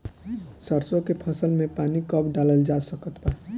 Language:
Bhojpuri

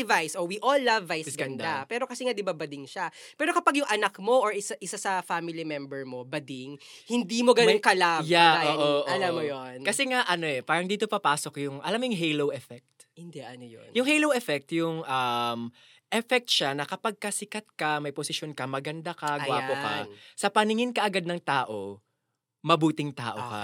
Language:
Filipino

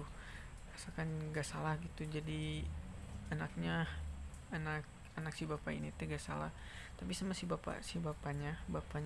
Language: Indonesian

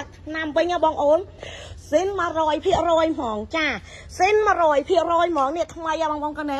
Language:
Thai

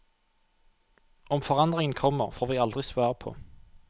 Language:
Norwegian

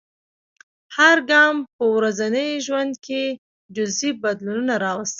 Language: Pashto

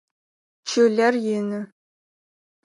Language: Adyghe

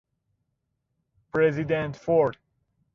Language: Persian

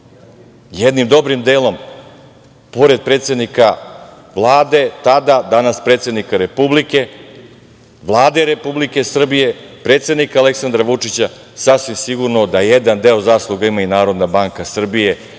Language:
Serbian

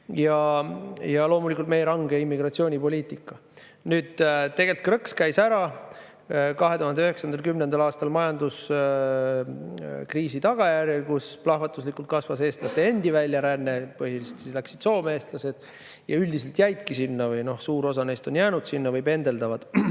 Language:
Estonian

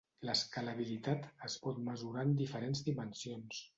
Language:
Catalan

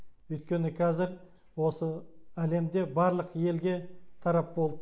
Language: Kazakh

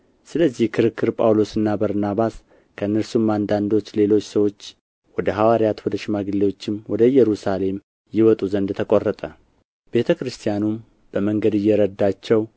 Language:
Amharic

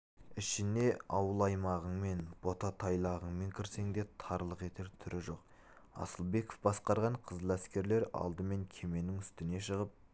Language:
Kazakh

